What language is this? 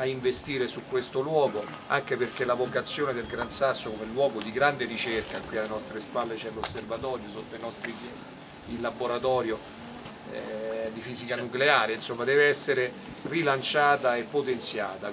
Italian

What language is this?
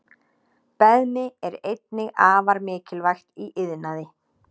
Icelandic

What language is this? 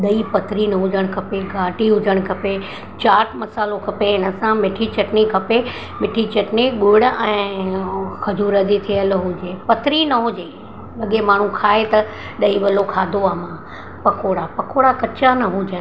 Sindhi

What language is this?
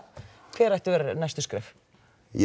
Icelandic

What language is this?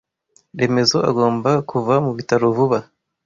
Kinyarwanda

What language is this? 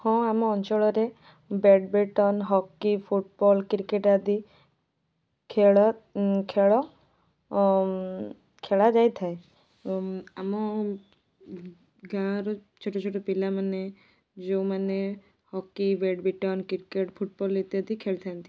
Odia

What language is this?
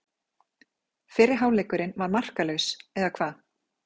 Icelandic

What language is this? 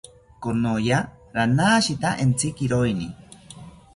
South Ucayali Ashéninka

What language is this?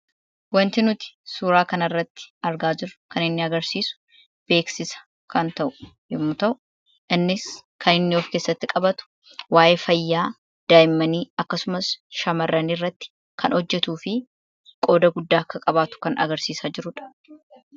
Oromo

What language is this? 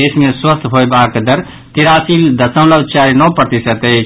Maithili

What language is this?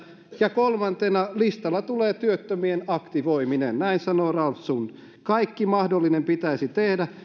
Finnish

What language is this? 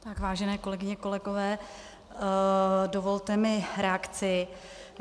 Czech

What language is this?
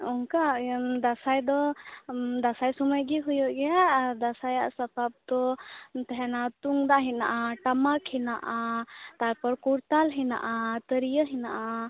Santali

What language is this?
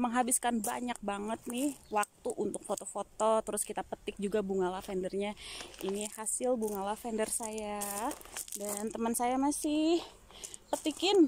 Indonesian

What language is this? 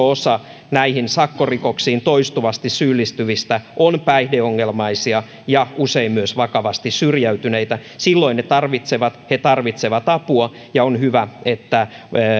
Finnish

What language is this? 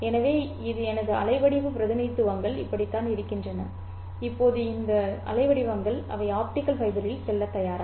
Tamil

